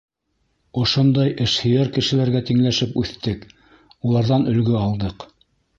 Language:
Bashkir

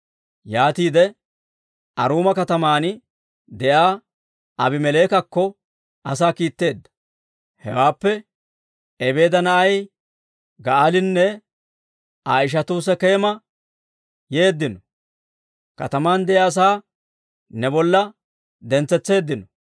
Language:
Dawro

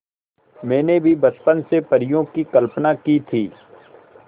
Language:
Hindi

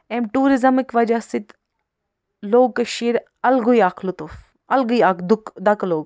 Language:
Kashmiri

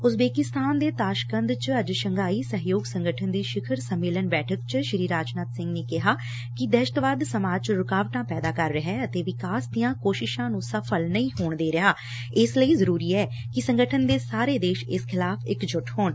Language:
Punjabi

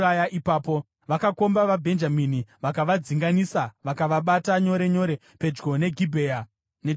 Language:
Shona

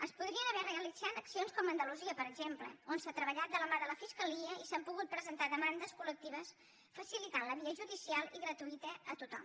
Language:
Catalan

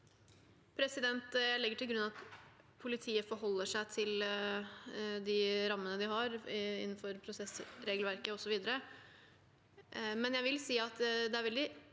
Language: Norwegian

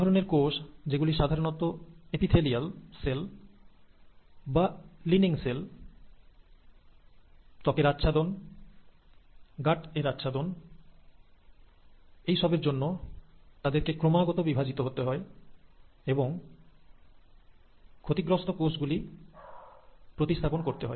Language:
Bangla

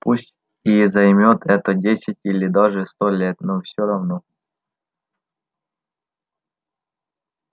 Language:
Russian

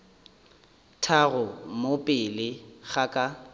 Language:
Northern Sotho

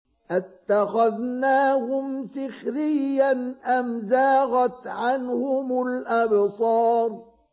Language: Arabic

